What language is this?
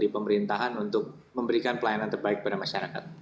Indonesian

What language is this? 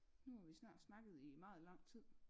Danish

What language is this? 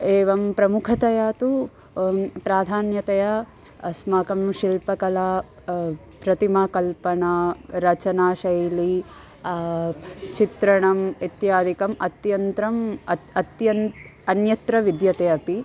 Sanskrit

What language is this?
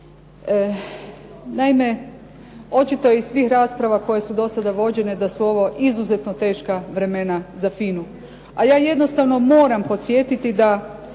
Croatian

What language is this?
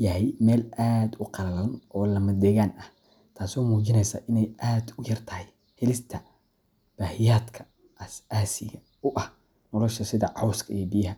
Somali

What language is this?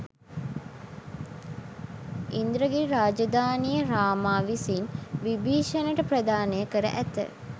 Sinhala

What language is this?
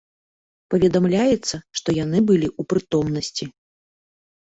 Belarusian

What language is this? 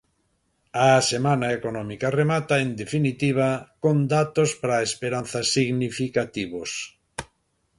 Galician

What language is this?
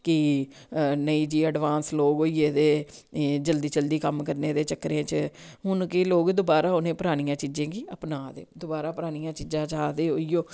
Dogri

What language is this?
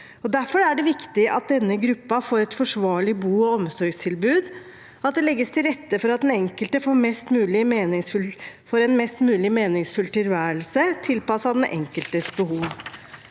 Norwegian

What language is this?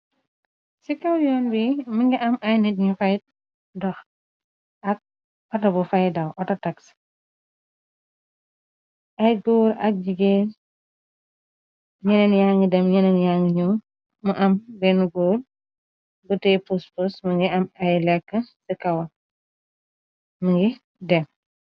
Wolof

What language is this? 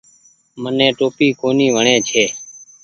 Goaria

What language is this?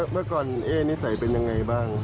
Thai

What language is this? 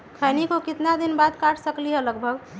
Magahi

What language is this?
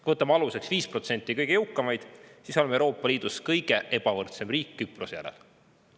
Estonian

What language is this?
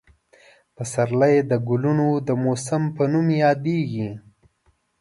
Pashto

